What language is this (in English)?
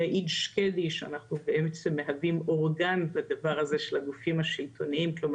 Hebrew